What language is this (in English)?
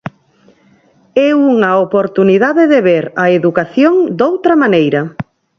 Galician